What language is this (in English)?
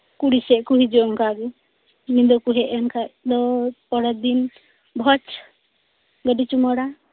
Santali